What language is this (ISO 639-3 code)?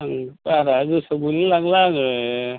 brx